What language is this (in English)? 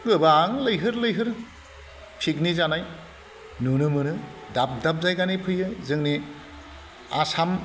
Bodo